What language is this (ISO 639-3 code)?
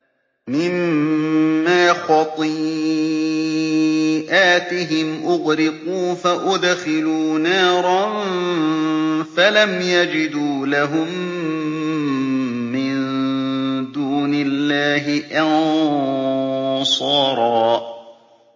ara